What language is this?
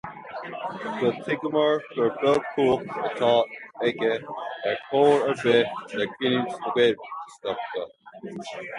Irish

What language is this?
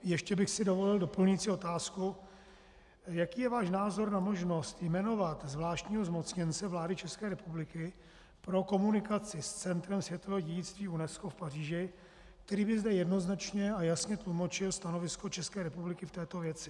Czech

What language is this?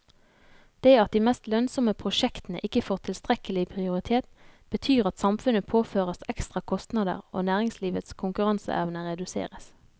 Norwegian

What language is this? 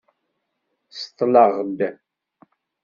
Kabyle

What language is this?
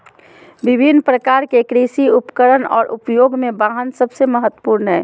Magahi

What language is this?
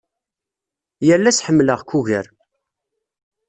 Kabyle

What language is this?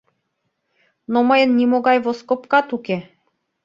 Mari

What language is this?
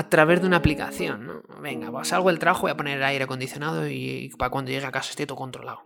Spanish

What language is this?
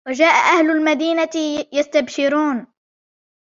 Arabic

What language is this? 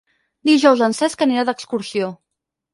Catalan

